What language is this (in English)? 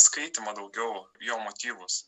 Lithuanian